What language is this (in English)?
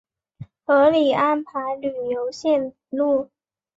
Chinese